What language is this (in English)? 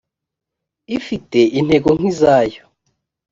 Kinyarwanda